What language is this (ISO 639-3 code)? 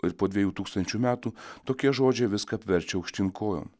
lit